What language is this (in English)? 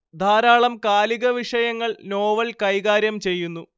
Malayalam